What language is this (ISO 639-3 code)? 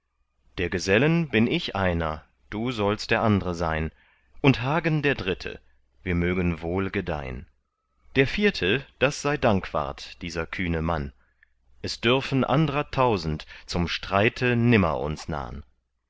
deu